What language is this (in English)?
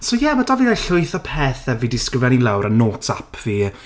Welsh